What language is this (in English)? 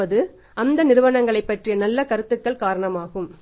Tamil